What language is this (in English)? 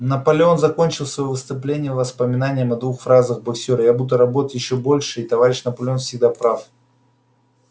Russian